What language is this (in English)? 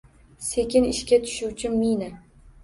Uzbek